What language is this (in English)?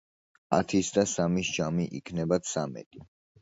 Georgian